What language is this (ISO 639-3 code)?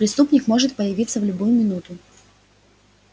rus